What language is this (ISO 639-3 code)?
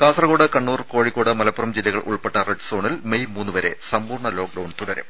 mal